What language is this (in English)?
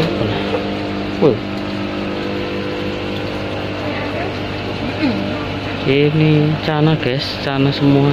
Indonesian